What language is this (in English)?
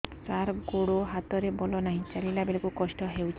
Odia